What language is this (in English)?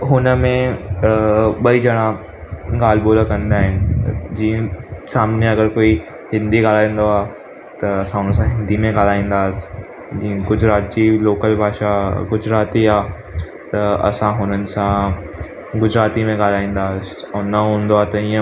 Sindhi